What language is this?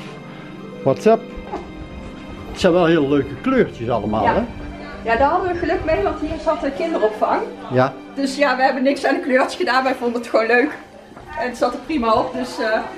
Dutch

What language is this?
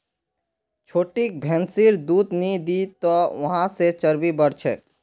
Magahi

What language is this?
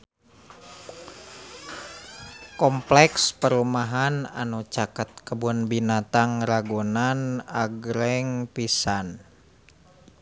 Sundanese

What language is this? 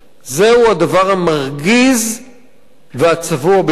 Hebrew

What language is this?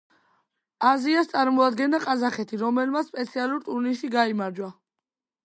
Georgian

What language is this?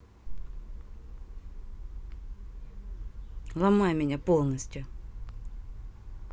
Russian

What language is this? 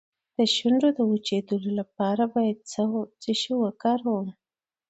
Pashto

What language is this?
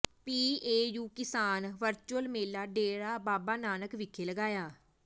Punjabi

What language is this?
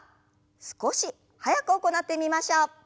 Japanese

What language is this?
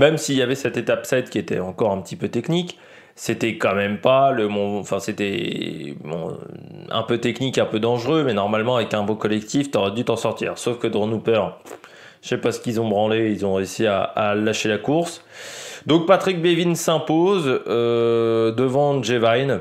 French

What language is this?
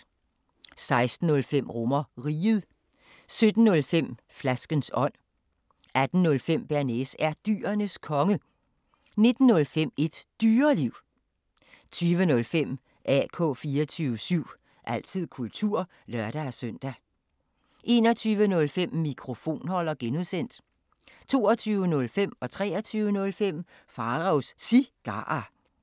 Danish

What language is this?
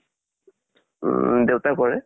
Assamese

